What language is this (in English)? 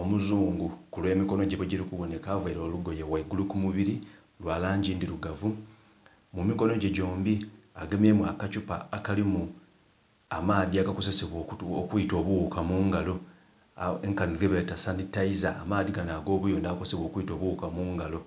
Soga